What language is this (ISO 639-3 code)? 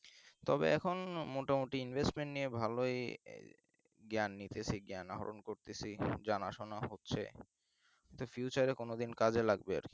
ben